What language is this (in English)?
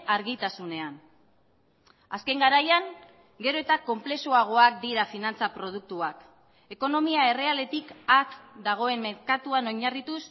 Basque